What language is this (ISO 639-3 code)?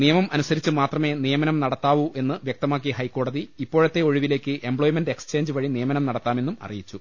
mal